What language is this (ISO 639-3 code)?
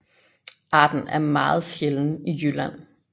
dan